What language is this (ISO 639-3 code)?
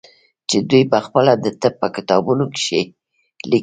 pus